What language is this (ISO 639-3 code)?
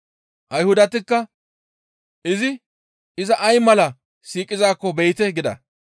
gmv